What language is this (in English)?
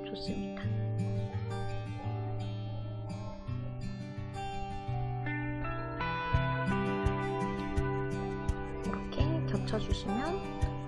Korean